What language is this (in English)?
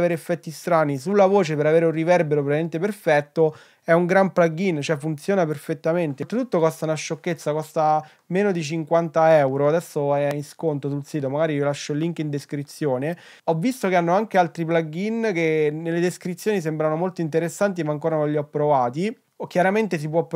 Italian